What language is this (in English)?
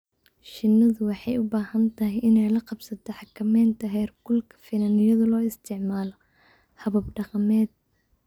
Somali